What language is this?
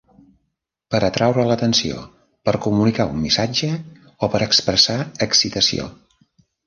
Catalan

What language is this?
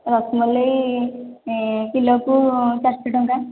Odia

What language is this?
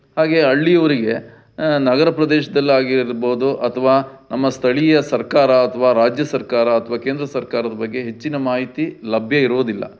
Kannada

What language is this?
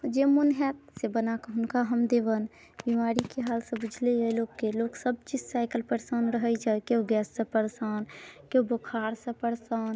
Maithili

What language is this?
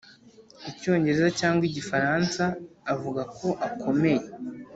Kinyarwanda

